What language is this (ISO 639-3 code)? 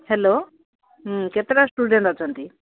ori